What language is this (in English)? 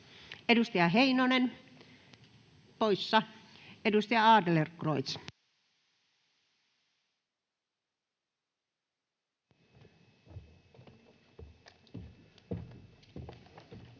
Finnish